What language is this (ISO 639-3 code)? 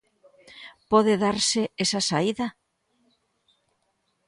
glg